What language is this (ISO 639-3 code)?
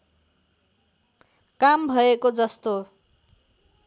nep